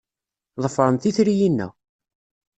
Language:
Kabyle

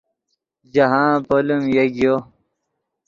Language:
Yidgha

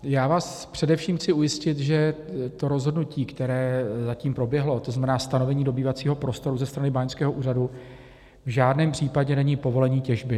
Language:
Czech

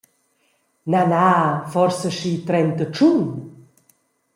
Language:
Romansh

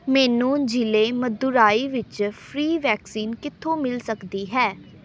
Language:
Punjabi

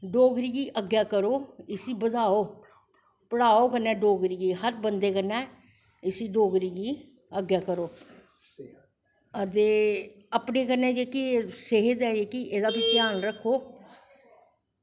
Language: Dogri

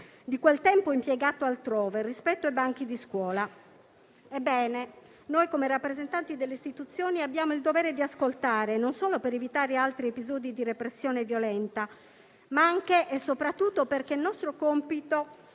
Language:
Italian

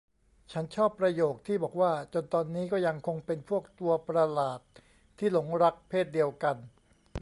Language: Thai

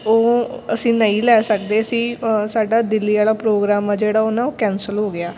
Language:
Punjabi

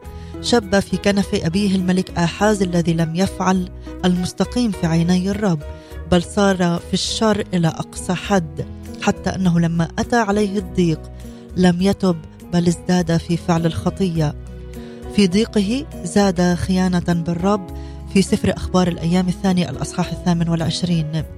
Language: Arabic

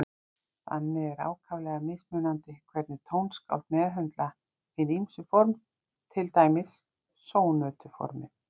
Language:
Icelandic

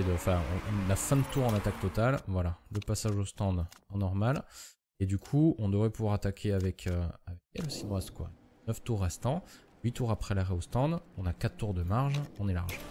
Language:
French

